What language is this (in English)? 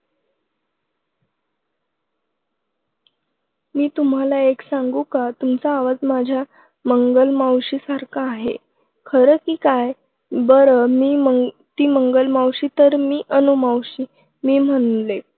Marathi